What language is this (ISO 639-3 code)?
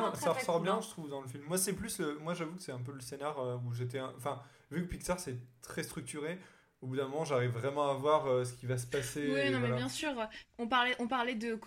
fra